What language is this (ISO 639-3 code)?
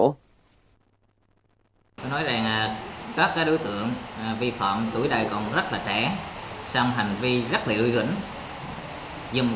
vie